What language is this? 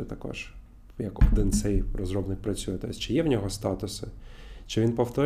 Ukrainian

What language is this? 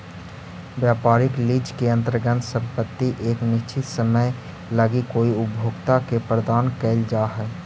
Magahi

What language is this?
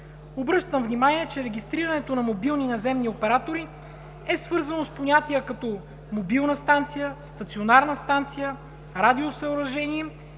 Bulgarian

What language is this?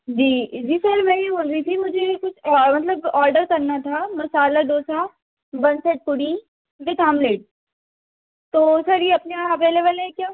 Hindi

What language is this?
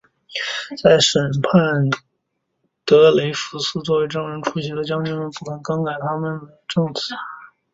Chinese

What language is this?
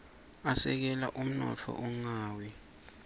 Swati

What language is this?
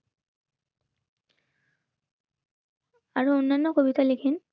Bangla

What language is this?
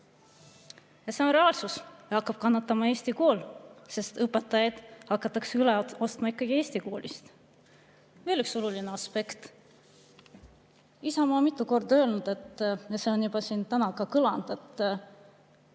Estonian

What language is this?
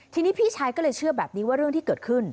Thai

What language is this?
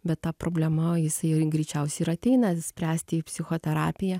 Lithuanian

